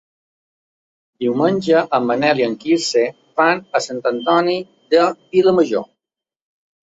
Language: Catalan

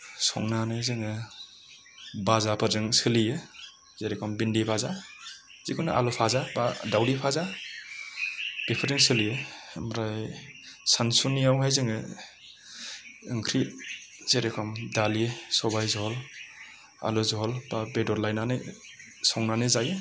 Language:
Bodo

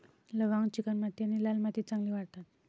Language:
Marathi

